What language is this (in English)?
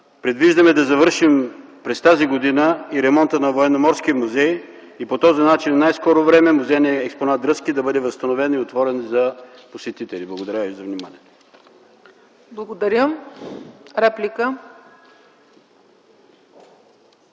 Bulgarian